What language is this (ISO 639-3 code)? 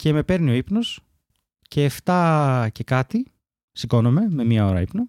ell